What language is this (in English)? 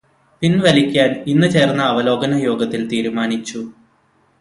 Malayalam